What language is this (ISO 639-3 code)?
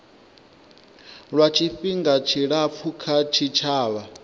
ven